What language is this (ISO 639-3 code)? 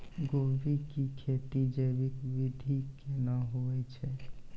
mai